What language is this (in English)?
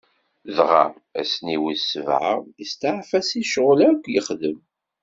Kabyle